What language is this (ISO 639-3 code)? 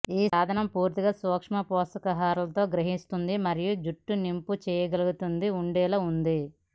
tel